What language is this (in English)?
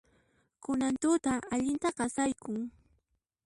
Puno Quechua